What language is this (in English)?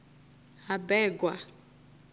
Venda